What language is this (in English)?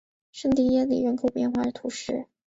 Chinese